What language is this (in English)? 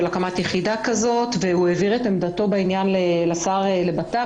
Hebrew